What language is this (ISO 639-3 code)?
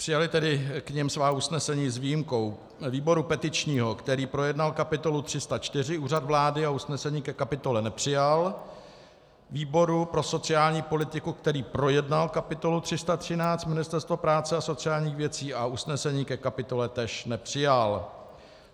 ces